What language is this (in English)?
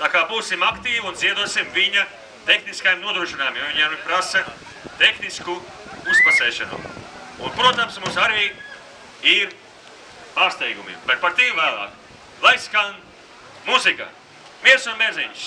Latvian